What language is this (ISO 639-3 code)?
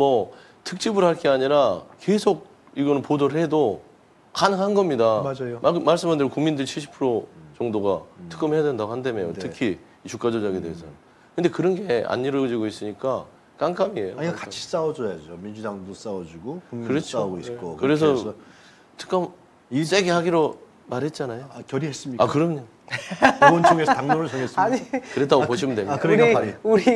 kor